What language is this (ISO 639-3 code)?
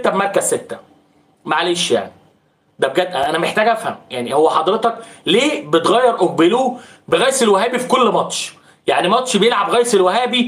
ara